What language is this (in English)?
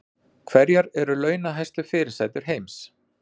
Icelandic